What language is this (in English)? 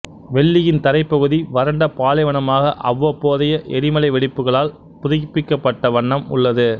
Tamil